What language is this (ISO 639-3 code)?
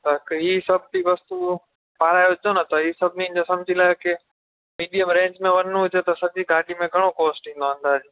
snd